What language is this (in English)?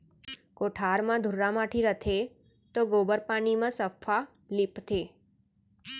Chhattisgarhi